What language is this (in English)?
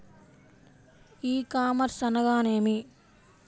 Telugu